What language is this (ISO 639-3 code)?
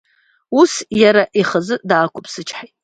abk